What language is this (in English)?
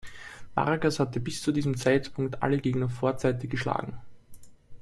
German